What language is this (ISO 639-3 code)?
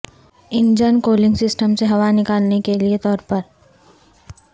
urd